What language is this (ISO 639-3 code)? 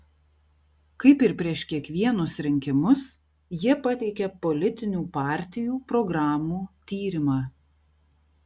lit